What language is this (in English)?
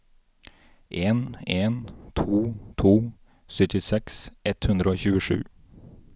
Norwegian